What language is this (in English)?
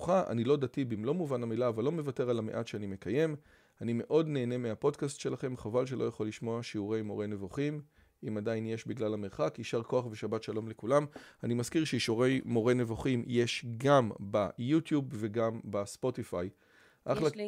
Hebrew